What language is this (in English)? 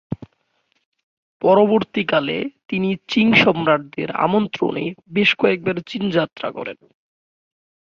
Bangla